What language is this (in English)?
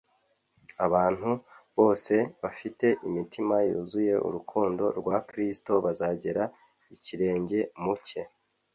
Kinyarwanda